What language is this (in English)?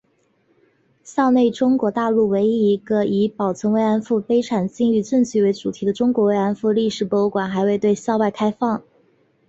Chinese